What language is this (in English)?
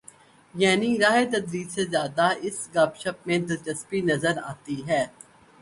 Urdu